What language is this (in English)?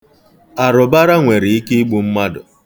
Igbo